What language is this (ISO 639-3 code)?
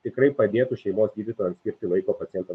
lit